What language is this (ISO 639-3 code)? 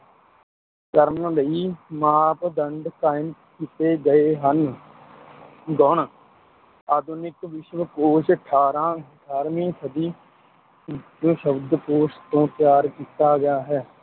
pan